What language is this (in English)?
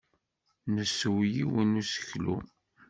Kabyle